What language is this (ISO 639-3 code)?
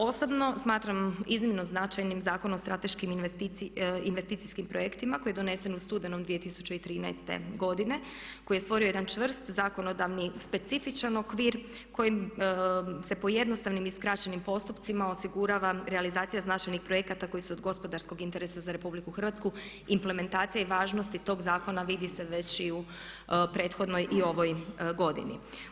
hrv